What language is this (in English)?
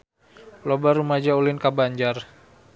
Sundanese